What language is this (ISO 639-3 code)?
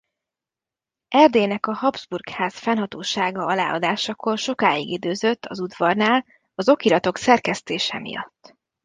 hun